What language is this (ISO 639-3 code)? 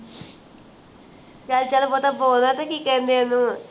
pan